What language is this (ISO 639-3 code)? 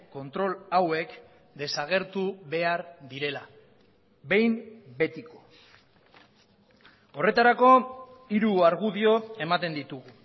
eus